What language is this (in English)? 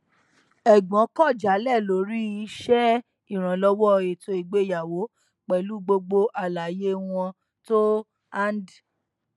Yoruba